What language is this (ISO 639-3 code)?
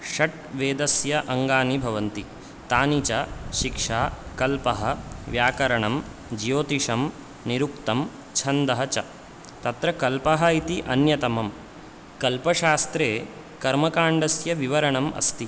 san